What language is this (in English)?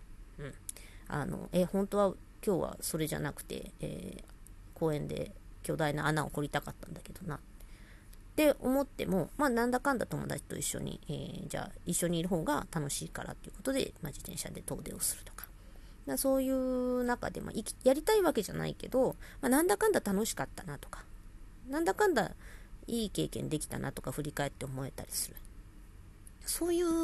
Japanese